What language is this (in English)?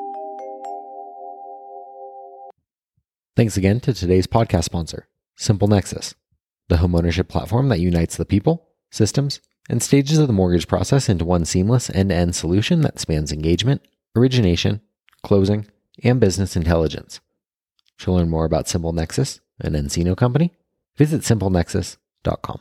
English